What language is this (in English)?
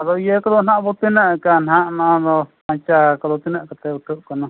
Santali